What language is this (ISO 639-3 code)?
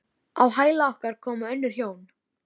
isl